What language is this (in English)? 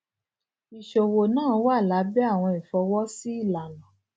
Yoruba